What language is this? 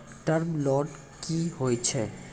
Maithili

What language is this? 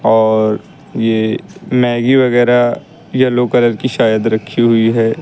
Hindi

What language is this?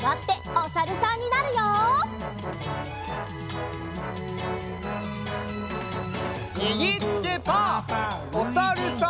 Japanese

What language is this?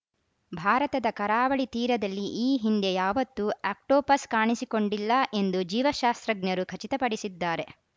Kannada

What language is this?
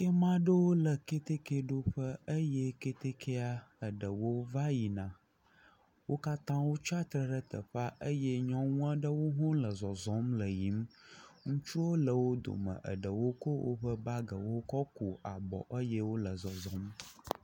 Ewe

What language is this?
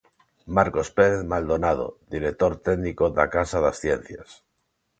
Galician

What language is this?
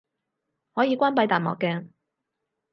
Cantonese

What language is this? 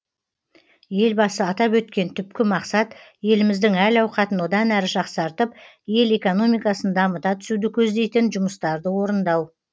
Kazakh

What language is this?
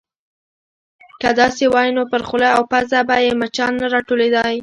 Pashto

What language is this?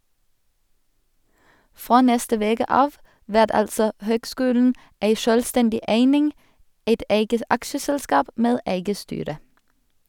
Norwegian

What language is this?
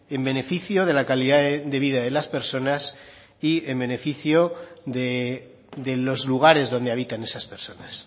Spanish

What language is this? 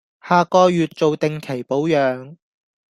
Cantonese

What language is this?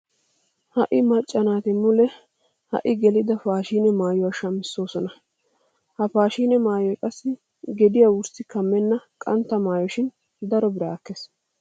Wolaytta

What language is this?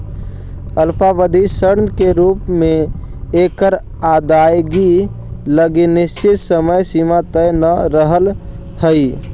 Magahi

